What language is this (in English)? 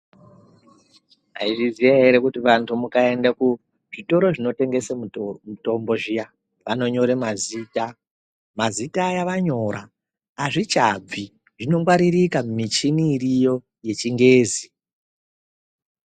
Ndau